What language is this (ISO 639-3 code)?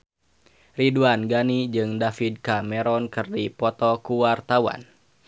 sun